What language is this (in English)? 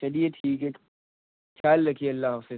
Urdu